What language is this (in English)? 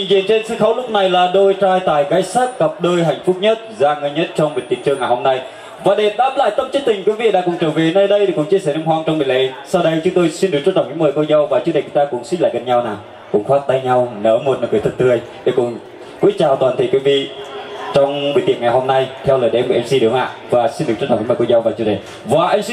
Vietnamese